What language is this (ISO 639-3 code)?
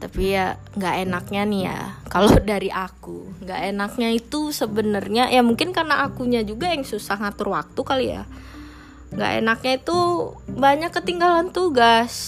ind